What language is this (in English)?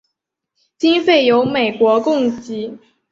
Chinese